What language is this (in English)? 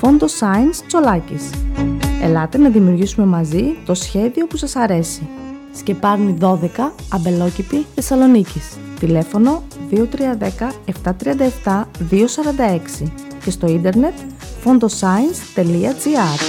Greek